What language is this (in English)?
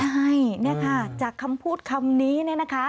Thai